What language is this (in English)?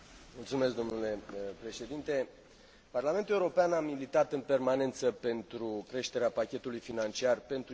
Romanian